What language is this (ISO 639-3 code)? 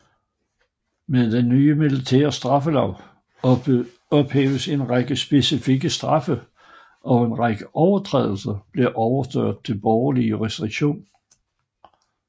dan